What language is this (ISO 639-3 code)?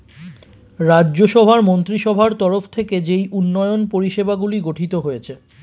ben